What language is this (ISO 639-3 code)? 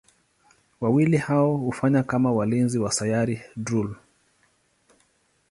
swa